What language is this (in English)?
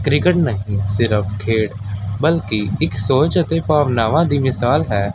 Punjabi